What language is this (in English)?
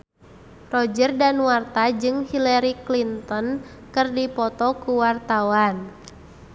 Sundanese